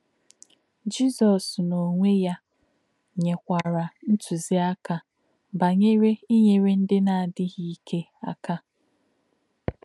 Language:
Igbo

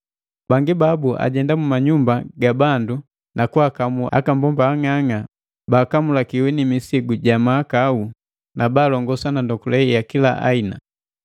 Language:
Matengo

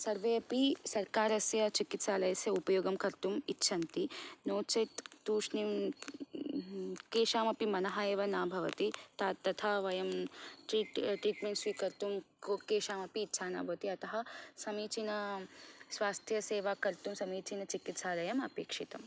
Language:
Sanskrit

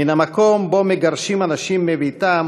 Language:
Hebrew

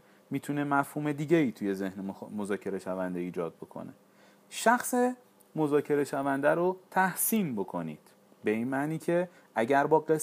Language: Persian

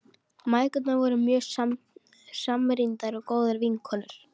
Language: Icelandic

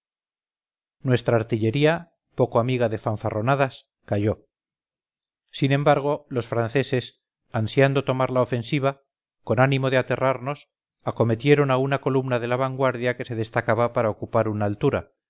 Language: Spanish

